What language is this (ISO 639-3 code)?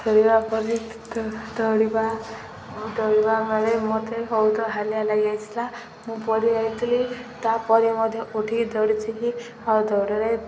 ori